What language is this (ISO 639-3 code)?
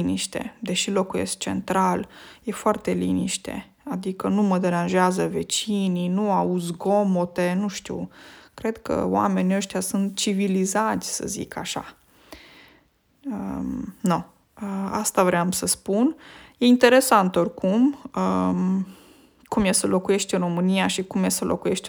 ron